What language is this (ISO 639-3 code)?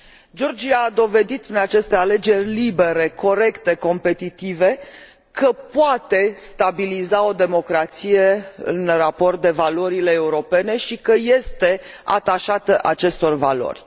ron